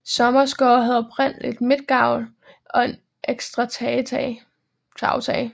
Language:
Danish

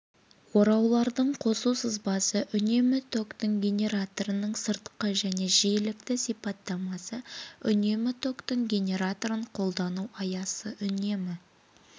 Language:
Kazakh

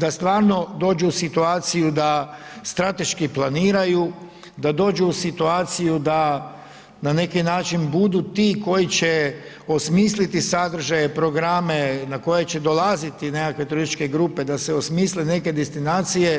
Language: Croatian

